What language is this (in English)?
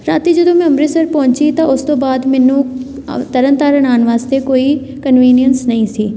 Punjabi